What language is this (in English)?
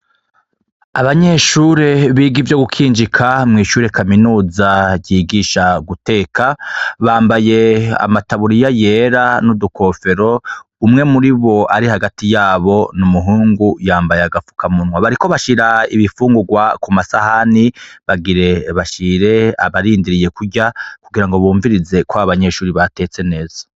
Rundi